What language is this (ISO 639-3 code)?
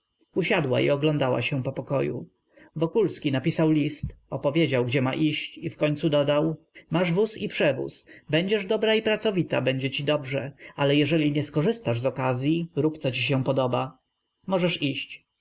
pol